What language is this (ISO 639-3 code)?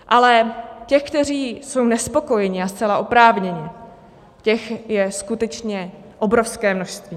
ces